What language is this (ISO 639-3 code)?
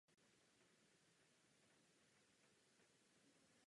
ces